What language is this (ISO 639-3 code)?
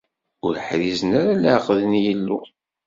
kab